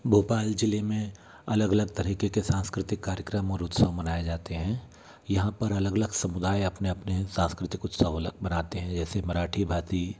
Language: Hindi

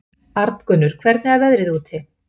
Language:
Icelandic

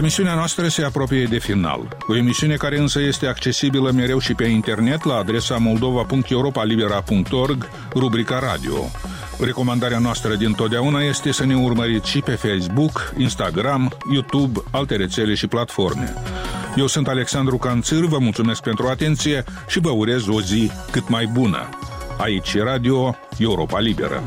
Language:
Romanian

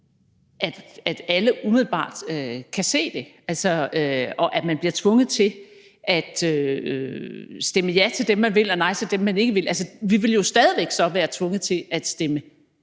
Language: Danish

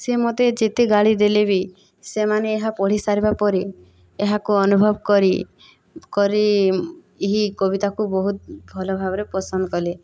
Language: Odia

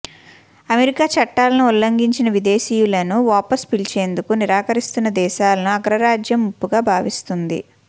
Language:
Telugu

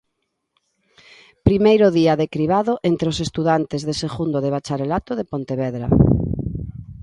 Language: Galician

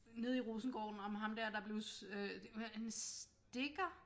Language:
Danish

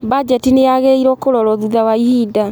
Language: Kikuyu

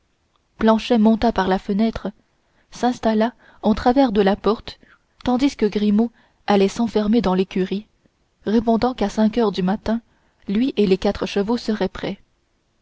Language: French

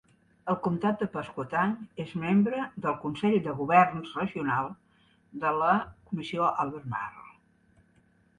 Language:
Catalan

